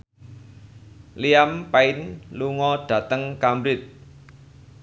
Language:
Javanese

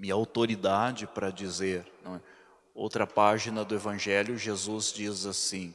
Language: Portuguese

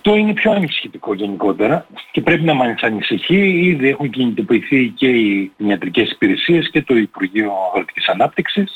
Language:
Greek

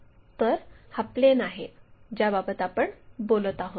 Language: Marathi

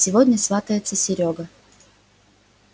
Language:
Russian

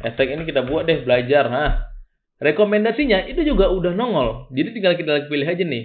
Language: Indonesian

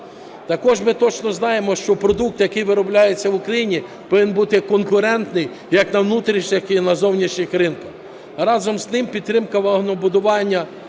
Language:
Ukrainian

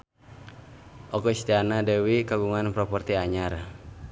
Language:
Sundanese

